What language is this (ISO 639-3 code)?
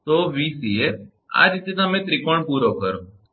guj